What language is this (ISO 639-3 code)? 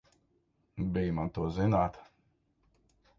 lav